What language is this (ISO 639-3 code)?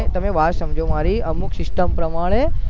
guj